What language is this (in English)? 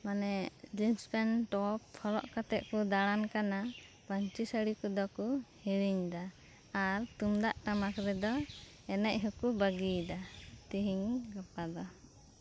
Santali